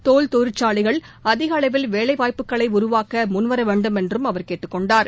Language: Tamil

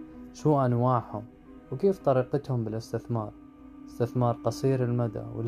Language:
Arabic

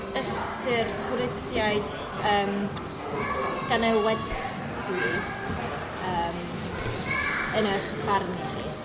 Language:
Welsh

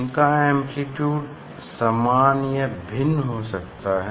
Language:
Hindi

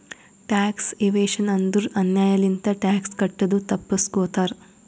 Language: Kannada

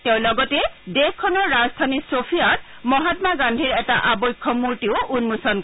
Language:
Assamese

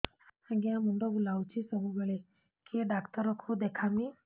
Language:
Odia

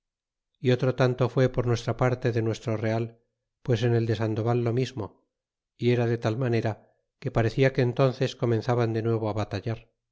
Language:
Spanish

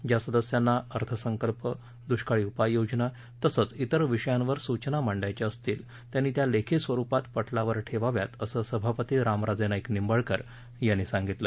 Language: Marathi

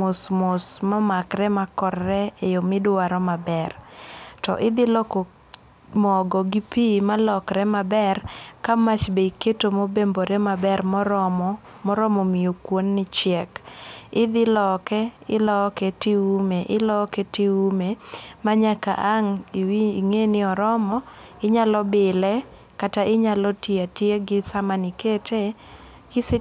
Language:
Luo (Kenya and Tanzania)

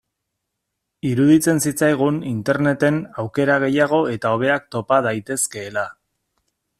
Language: Basque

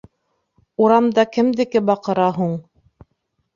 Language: Bashkir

